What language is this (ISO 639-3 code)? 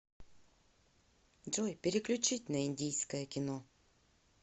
rus